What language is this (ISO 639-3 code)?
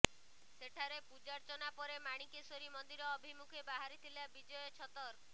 ori